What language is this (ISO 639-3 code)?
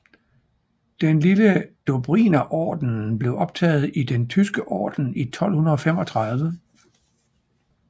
dan